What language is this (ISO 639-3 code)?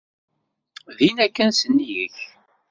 kab